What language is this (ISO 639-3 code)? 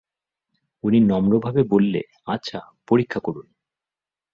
ben